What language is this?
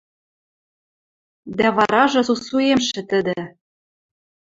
Western Mari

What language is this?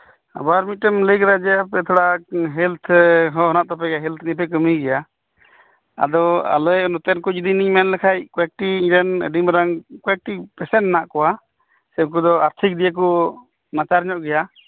Santali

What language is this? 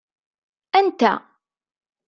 Kabyle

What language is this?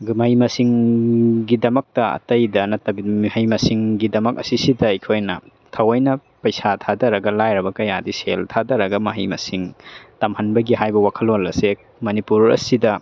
Manipuri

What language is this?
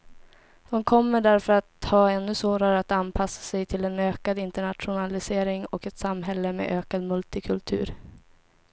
Swedish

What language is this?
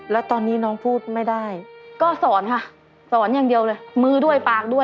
Thai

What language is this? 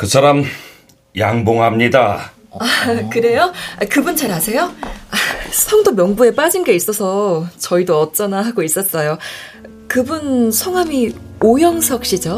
Korean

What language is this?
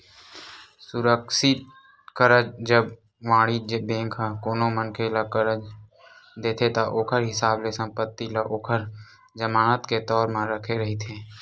Chhattisgarhi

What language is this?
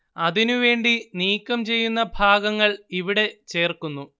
Malayalam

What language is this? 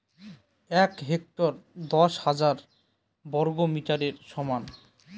Bangla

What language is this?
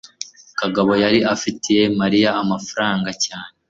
Kinyarwanda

